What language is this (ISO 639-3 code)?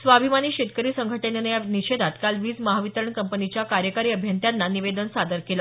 mar